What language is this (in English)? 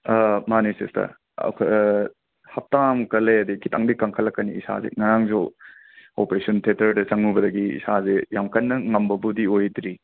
Manipuri